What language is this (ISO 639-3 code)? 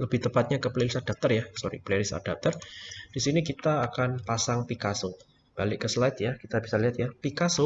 ind